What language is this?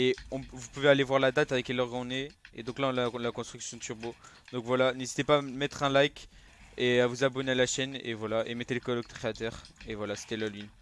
French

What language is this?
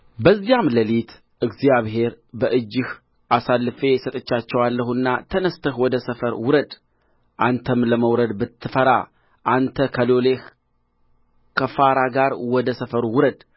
Amharic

